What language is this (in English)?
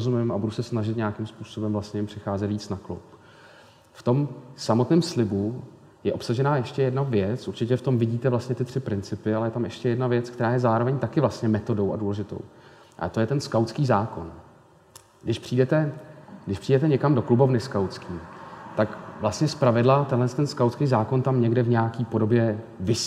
Czech